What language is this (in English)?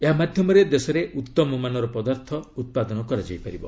Odia